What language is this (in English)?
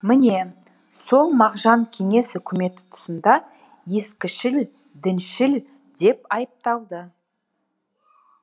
Kazakh